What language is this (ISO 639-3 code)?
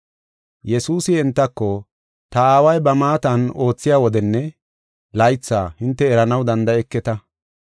gof